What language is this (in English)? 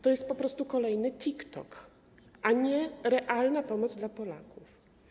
Polish